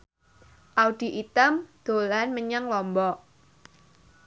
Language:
Javanese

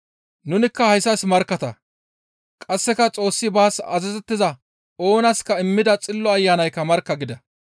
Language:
Gamo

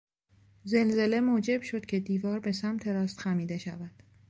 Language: Persian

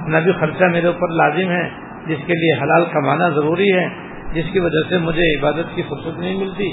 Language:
Urdu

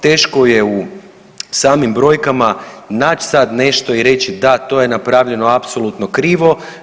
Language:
Croatian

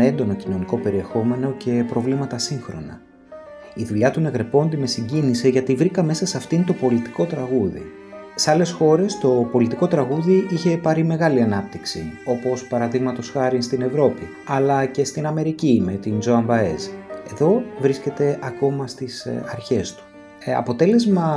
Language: Greek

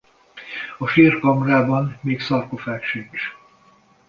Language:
Hungarian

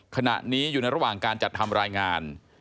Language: Thai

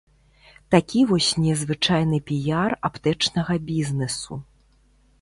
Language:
Belarusian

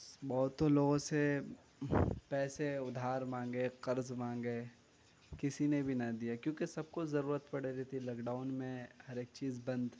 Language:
Urdu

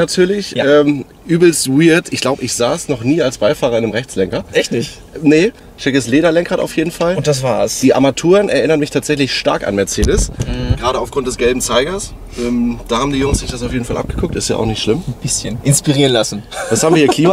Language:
German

